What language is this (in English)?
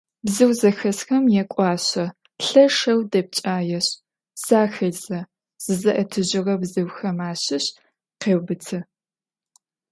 Adyghe